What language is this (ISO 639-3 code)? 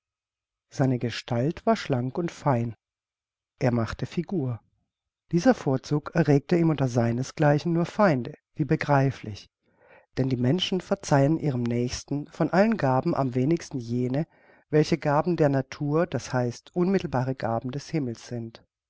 deu